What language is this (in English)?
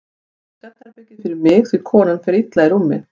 Icelandic